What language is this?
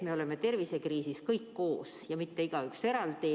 Estonian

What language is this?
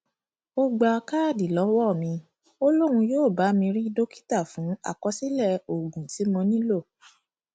Yoruba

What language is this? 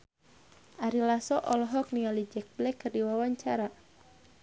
Sundanese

